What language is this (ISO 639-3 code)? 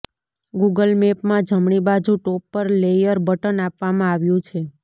guj